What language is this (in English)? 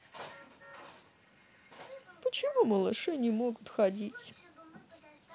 Russian